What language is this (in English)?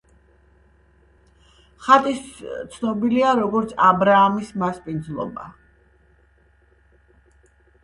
Georgian